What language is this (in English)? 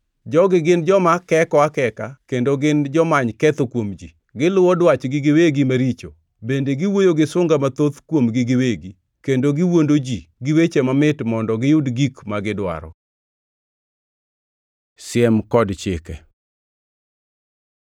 Luo (Kenya and Tanzania)